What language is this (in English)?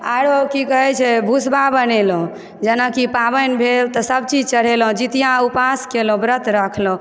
Maithili